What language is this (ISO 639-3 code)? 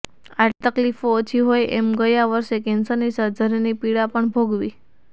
guj